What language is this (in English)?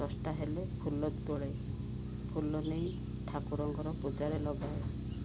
Odia